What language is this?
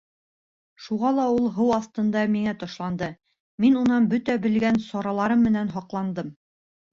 Bashkir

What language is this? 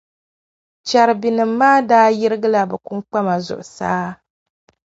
Dagbani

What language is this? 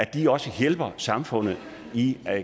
Danish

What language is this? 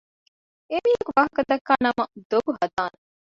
Divehi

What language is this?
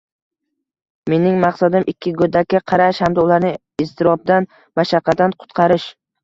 Uzbek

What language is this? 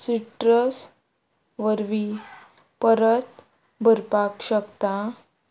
Konkani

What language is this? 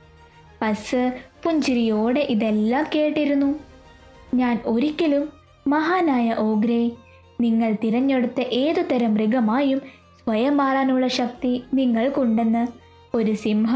Malayalam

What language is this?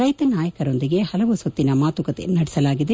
Kannada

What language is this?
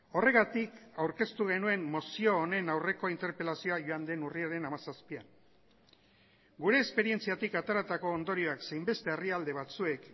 Basque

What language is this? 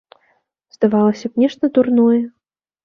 Belarusian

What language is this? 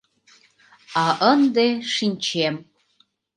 Mari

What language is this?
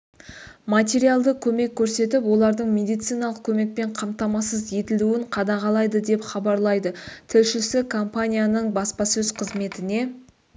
Kazakh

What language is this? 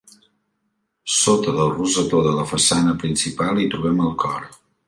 Catalan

